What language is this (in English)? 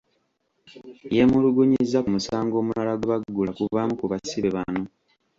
Ganda